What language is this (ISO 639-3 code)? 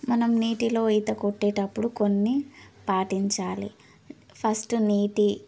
tel